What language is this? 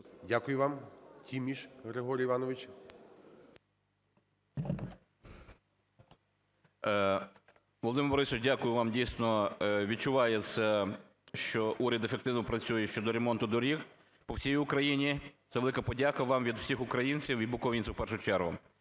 Ukrainian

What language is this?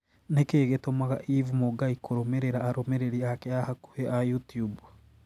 Kikuyu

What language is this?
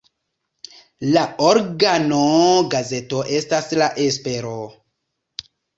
Esperanto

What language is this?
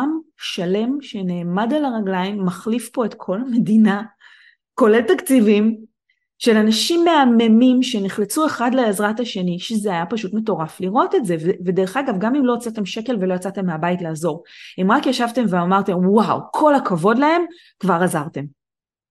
Hebrew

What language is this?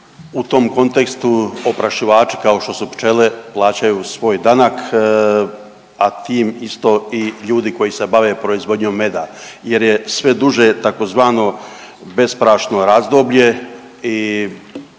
Croatian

